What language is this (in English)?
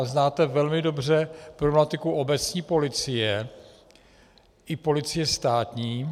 Czech